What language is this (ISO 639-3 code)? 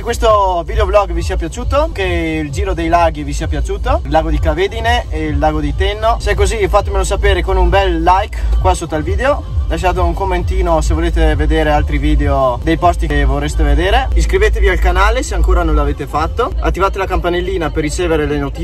ita